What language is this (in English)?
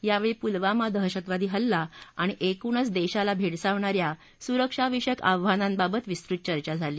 Marathi